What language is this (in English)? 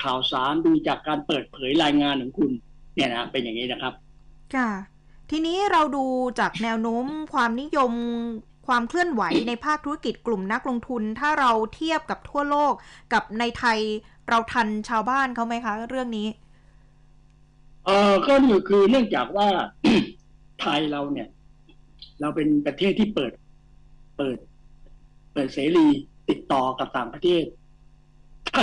Thai